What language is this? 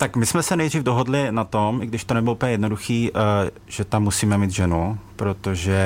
Czech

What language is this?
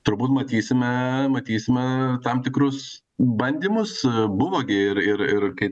Lithuanian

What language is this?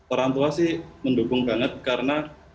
Indonesian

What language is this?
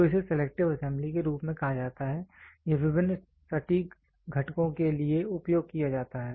Hindi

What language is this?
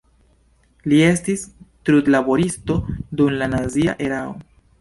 Esperanto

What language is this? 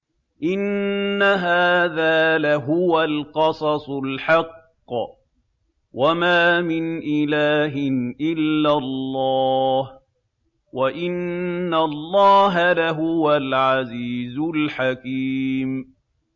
Arabic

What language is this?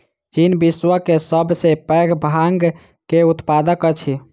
Maithili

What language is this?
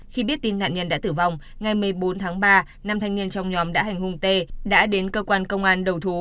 Vietnamese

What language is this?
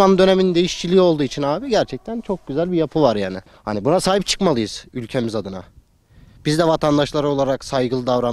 Turkish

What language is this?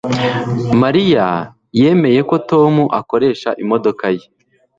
Kinyarwanda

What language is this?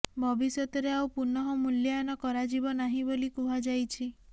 Odia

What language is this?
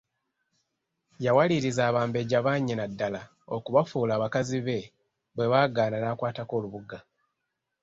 Ganda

